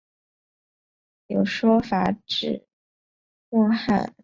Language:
Chinese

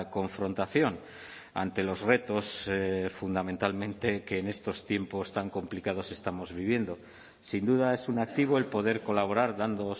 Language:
Spanish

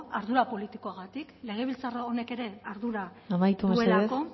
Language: Basque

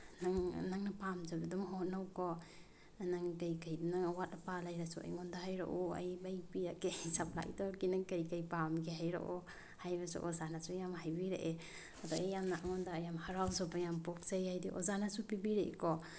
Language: Manipuri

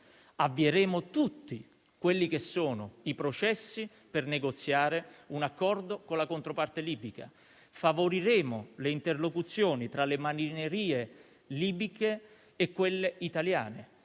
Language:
Italian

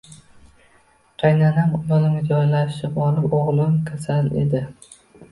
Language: Uzbek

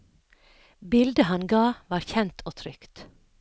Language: Norwegian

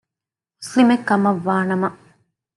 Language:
Divehi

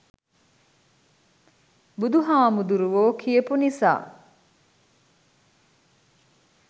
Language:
Sinhala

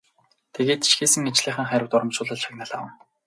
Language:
Mongolian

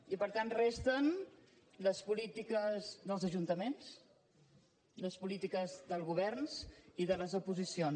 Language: Catalan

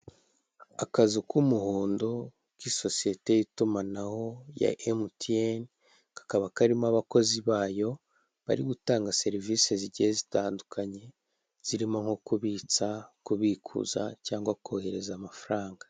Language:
Kinyarwanda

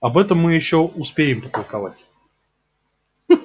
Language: Russian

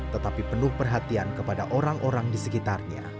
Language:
Indonesian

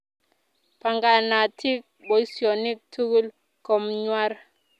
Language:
Kalenjin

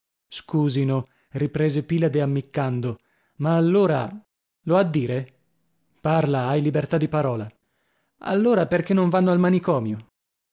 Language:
Italian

